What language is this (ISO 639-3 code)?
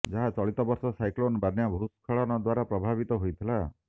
ori